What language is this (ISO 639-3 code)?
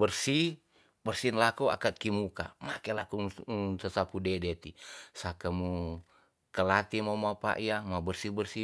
txs